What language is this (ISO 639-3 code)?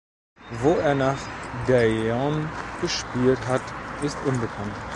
deu